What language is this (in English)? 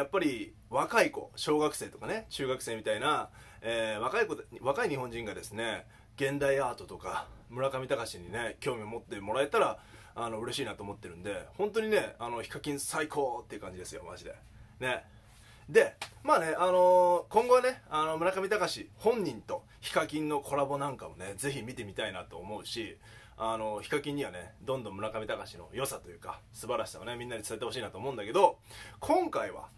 Japanese